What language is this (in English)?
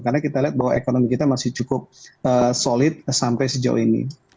Indonesian